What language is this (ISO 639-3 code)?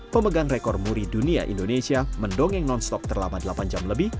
ind